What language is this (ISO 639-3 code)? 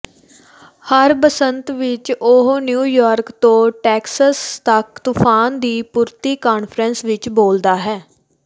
pan